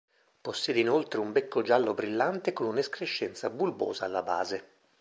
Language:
Italian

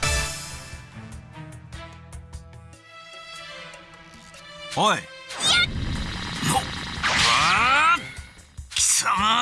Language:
Japanese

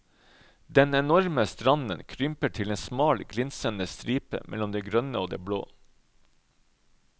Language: Norwegian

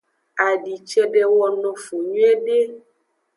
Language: Aja (Benin)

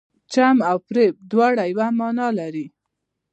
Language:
Pashto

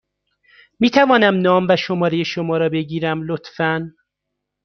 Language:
Persian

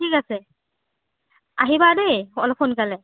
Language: Assamese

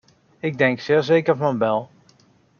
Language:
Dutch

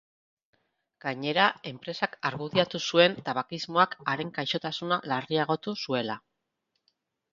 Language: Basque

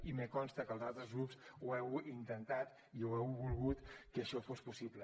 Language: Catalan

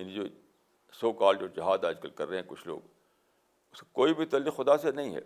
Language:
Urdu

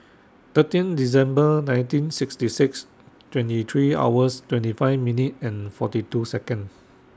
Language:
English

